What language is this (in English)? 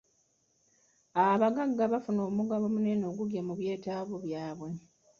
Ganda